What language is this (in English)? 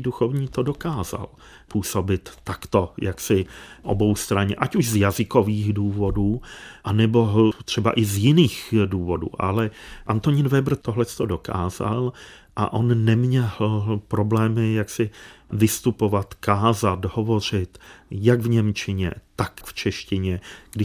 Czech